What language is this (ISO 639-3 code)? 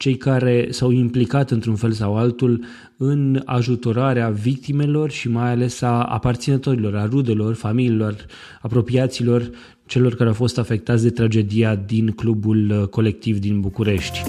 ron